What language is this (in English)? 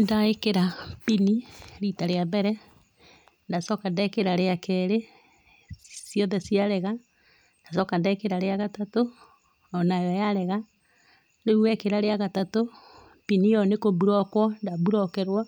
Kikuyu